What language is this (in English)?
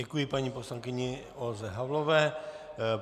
Czech